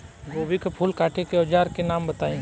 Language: Bhojpuri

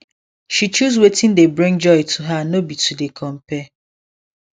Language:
Nigerian Pidgin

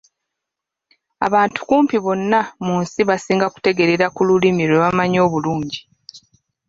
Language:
Ganda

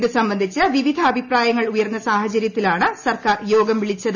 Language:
Malayalam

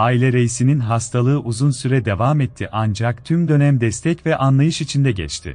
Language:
Turkish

